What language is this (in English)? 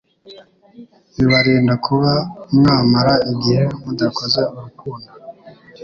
Kinyarwanda